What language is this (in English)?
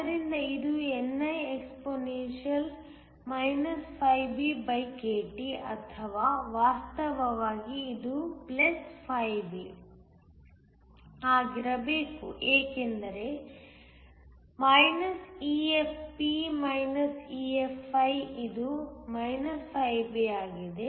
Kannada